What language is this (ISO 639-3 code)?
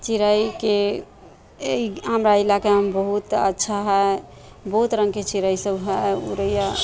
mai